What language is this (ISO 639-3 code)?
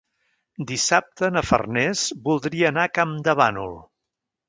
cat